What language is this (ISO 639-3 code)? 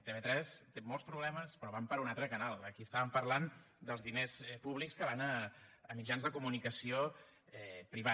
cat